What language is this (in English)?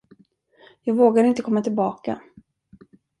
Swedish